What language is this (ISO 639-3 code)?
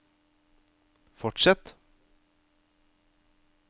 nor